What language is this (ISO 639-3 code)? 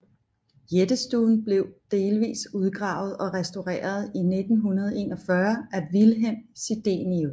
dan